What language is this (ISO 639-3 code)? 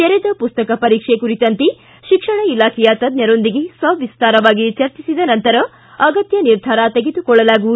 kan